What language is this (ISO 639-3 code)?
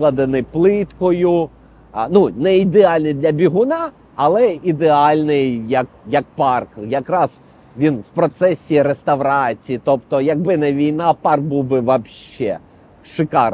ukr